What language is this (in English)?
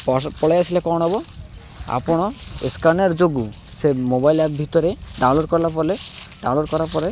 Odia